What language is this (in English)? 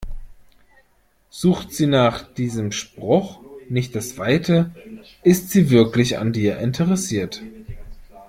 German